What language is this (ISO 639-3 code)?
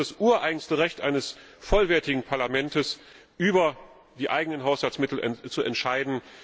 deu